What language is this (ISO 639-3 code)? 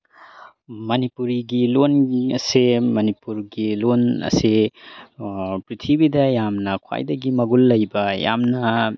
mni